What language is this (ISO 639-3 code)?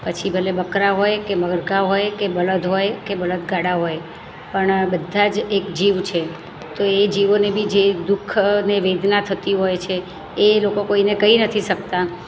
guj